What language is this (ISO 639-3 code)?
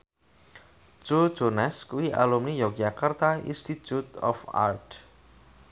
jav